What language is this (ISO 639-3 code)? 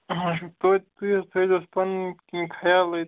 kas